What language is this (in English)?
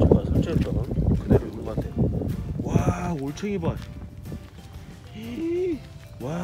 Korean